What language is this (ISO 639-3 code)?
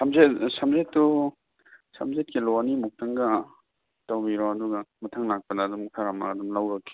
mni